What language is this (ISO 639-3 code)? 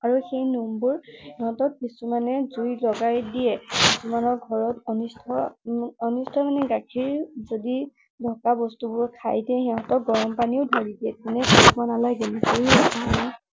asm